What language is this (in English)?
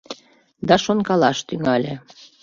Mari